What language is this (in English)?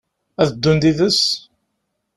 Kabyle